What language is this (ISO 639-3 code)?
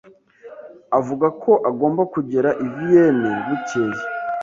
kin